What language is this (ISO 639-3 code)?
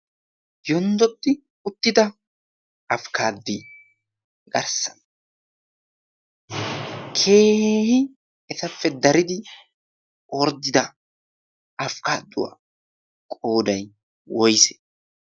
wal